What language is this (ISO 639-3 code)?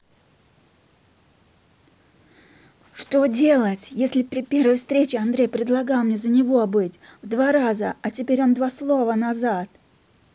rus